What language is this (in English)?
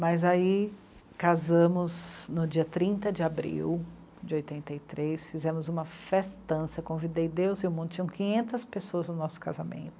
Portuguese